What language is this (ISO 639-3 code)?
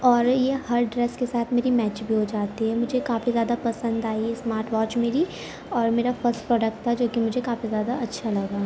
urd